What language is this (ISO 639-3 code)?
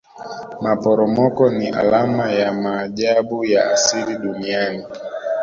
swa